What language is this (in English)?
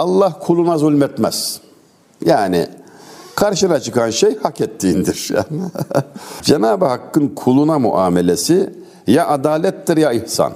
Turkish